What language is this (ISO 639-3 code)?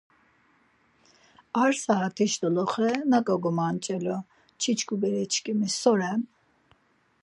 lzz